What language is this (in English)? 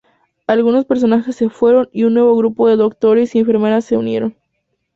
Spanish